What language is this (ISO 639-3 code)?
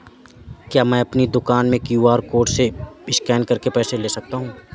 hin